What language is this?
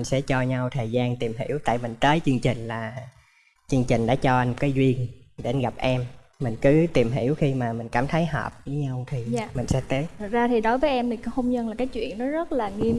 Vietnamese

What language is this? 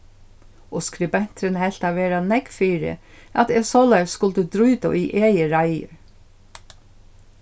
Faroese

